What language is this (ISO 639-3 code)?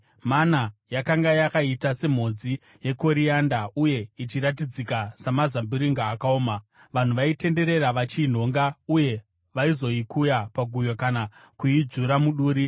sna